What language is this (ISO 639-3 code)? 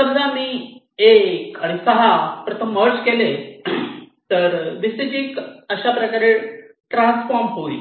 mar